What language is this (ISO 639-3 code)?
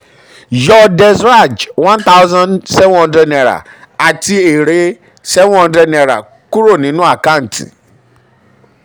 yor